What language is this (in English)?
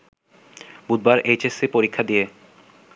Bangla